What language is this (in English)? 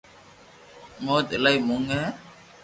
Loarki